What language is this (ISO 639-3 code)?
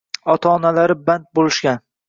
uzb